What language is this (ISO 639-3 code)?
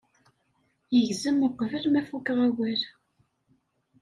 kab